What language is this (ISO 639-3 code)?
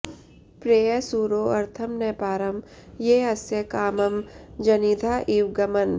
san